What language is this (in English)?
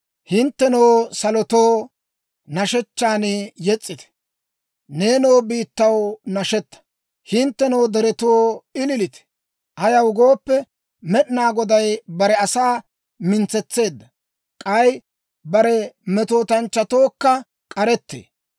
Dawro